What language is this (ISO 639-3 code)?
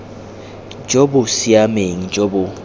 tsn